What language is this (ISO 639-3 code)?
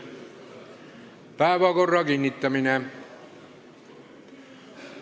est